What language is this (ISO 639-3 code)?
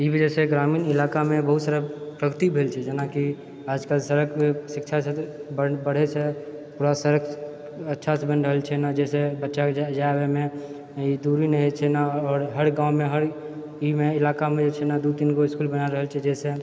mai